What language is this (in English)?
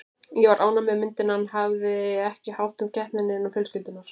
Icelandic